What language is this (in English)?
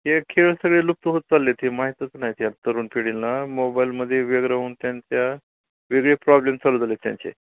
Marathi